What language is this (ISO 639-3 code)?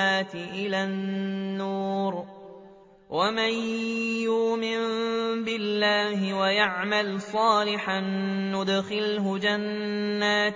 ara